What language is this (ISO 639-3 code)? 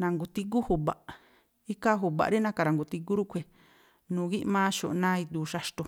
tpl